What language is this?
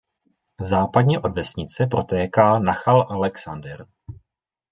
Czech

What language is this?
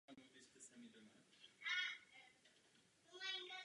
Czech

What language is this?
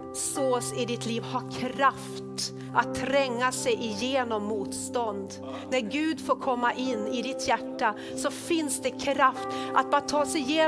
Swedish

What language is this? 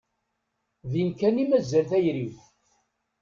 Kabyle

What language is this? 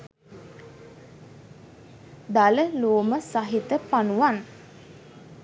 Sinhala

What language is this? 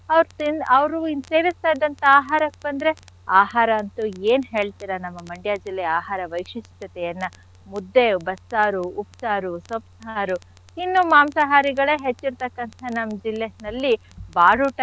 Kannada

